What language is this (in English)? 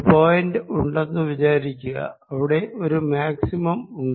Malayalam